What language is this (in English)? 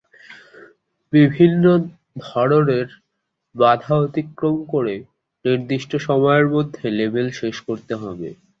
Bangla